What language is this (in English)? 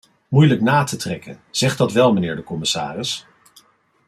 Dutch